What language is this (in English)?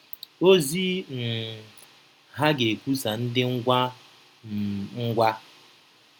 Igbo